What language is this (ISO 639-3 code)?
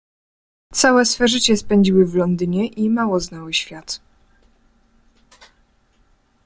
pol